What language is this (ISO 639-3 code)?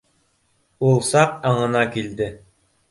bak